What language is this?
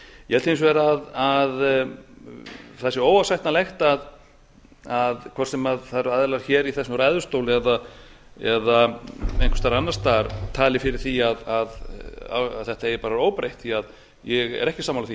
Icelandic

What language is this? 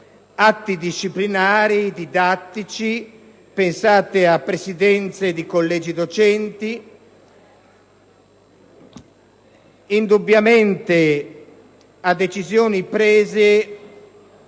Italian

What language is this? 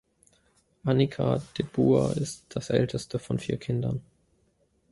German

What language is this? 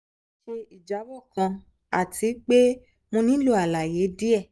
Yoruba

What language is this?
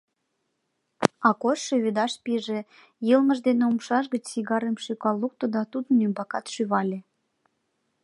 Mari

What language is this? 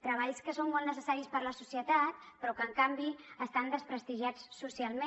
Catalan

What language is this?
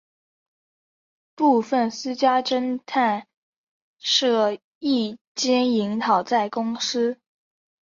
Chinese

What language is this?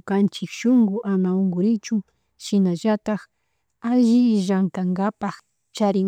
Chimborazo Highland Quichua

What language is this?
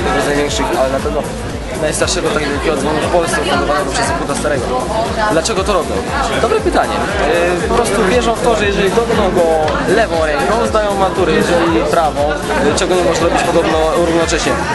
Polish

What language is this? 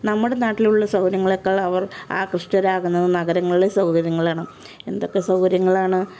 Malayalam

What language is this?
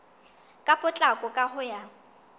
Southern Sotho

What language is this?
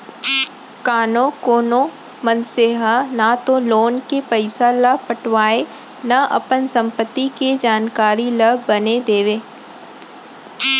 Chhattisgarhi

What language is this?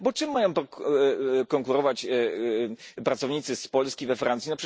Polish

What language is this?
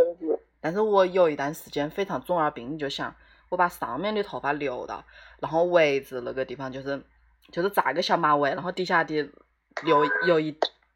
Chinese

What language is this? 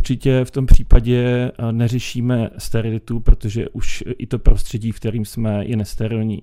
Czech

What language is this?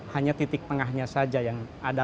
Indonesian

